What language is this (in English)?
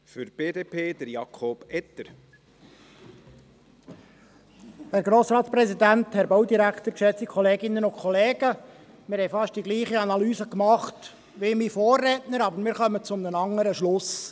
Swiss German